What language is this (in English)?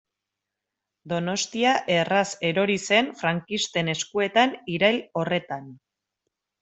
Basque